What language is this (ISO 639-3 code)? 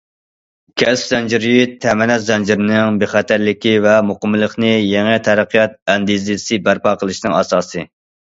uig